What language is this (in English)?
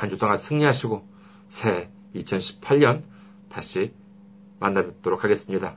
Korean